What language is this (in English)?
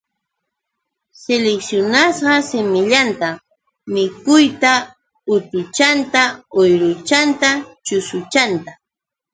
Yauyos Quechua